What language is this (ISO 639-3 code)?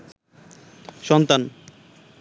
ben